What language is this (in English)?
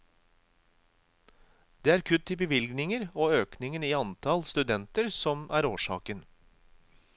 Norwegian